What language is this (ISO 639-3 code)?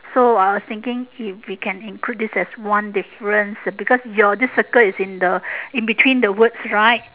eng